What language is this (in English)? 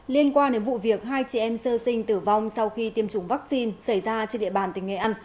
Vietnamese